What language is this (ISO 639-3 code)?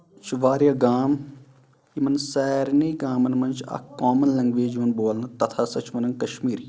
kas